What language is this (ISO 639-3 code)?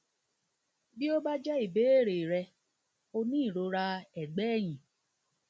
yor